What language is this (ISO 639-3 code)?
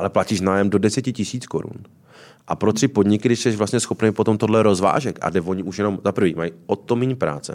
ces